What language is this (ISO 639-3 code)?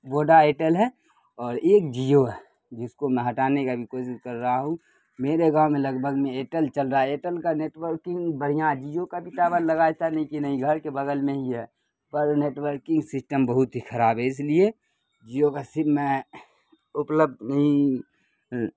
urd